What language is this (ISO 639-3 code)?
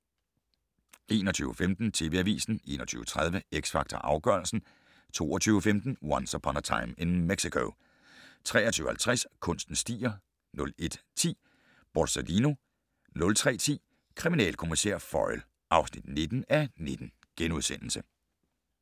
dan